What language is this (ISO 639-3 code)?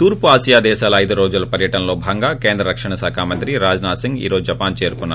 tel